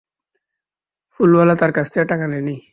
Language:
Bangla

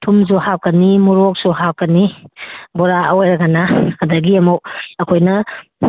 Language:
Manipuri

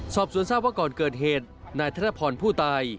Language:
Thai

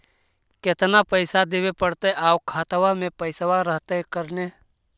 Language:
Magahi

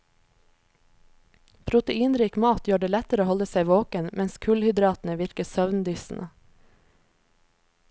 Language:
Norwegian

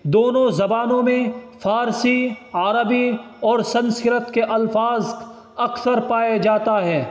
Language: Urdu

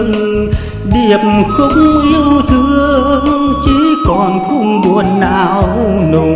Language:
Vietnamese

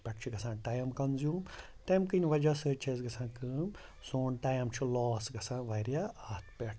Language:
Kashmiri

